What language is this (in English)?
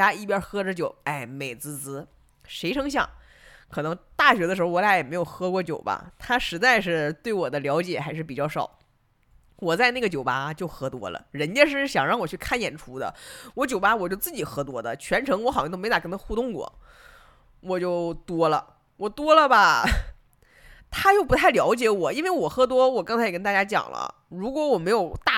Chinese